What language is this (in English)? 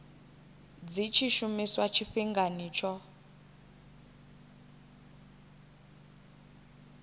Venda